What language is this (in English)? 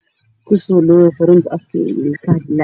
Somali